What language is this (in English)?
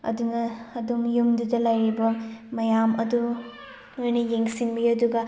Manipuri